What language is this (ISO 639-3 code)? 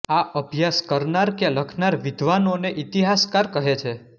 guj